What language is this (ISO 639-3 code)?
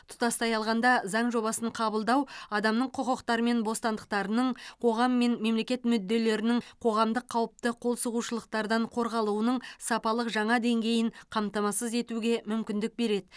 kaz